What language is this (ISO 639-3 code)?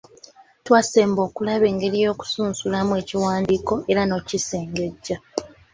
lug